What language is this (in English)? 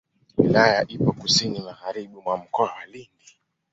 Swahili